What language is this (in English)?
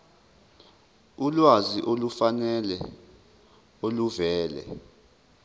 Zulu